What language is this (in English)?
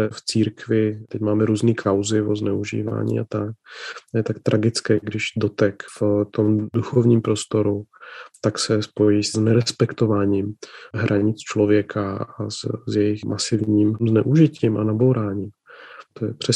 Czech